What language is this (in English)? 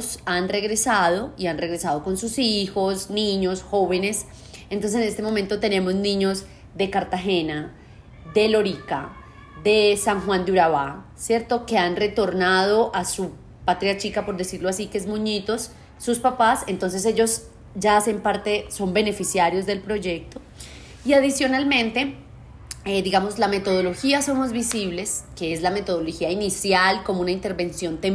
Spanish